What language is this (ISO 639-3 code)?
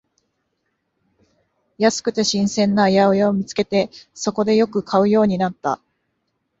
jpn